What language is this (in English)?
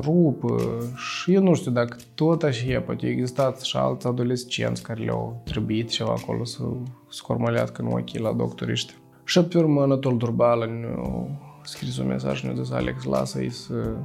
Romanian